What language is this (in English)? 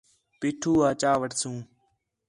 Khetrani